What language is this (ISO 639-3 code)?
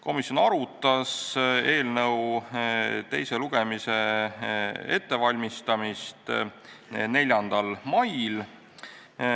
est